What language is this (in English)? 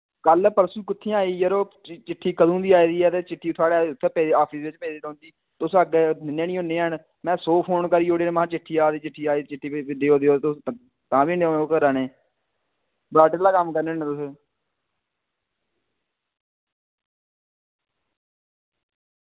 Dogri